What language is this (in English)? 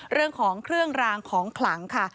Thai